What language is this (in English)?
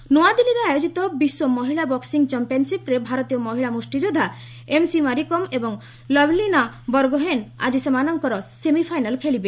Odia